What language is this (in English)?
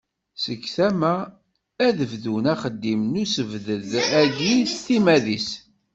Kabyle